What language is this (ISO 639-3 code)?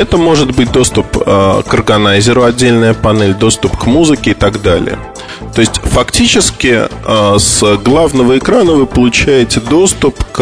rus